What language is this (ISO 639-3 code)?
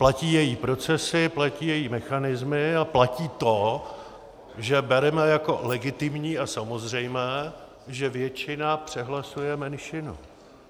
ces